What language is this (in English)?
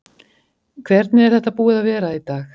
Icelandic